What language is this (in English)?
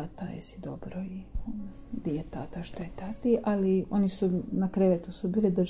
Croatian